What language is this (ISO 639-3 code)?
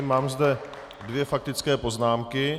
ces